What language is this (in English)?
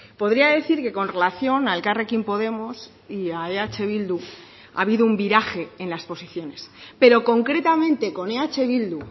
Spanish